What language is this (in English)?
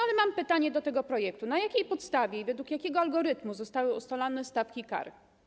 Polish